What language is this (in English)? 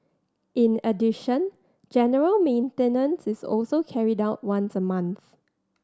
English